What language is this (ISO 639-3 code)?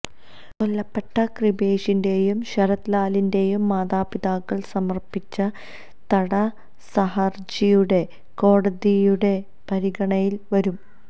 mal